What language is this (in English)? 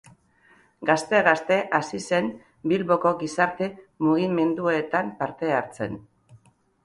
Basque